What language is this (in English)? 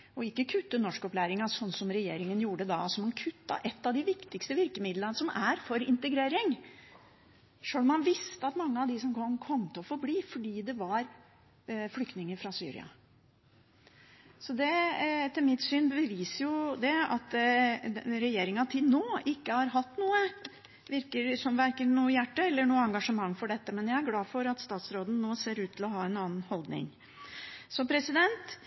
Norwegian Bokmål